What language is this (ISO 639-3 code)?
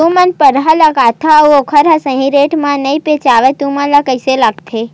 hne